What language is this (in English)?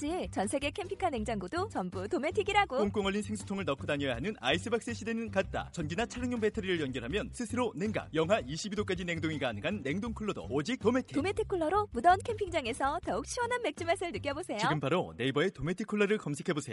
Korean